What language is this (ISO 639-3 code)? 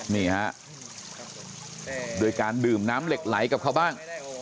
tha